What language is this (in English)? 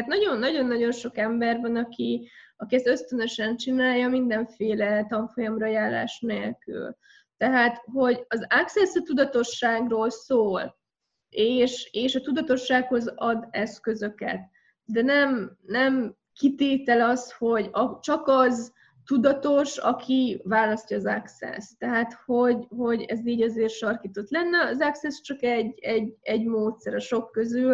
Hungarian